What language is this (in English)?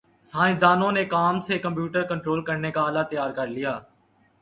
Urdu